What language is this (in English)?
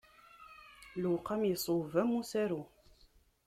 Kabyle